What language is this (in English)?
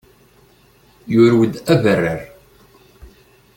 Kabyle